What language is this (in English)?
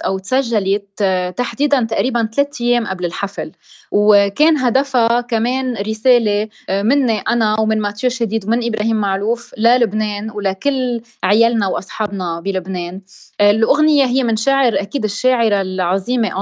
Arabic